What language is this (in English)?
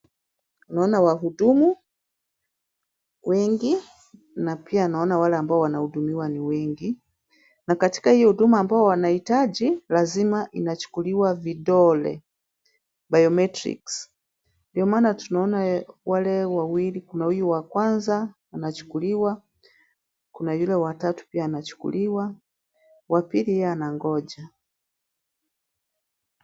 Swahili